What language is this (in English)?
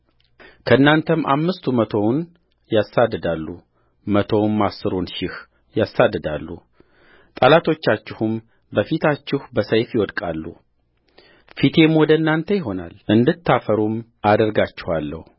Amharic